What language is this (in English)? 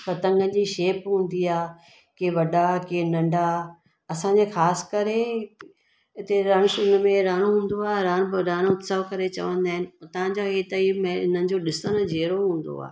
Sindhi